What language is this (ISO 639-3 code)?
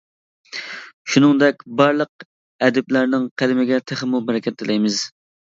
uig